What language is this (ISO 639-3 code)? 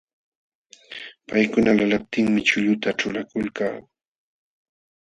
qxw